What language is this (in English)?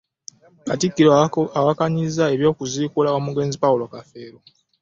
Ganda